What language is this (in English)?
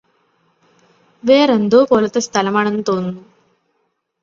Malayalam